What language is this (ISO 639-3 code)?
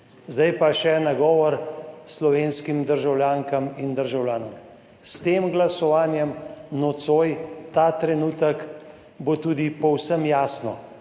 slv